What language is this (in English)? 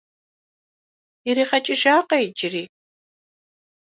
Kabardian